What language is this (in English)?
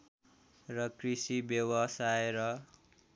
Nepali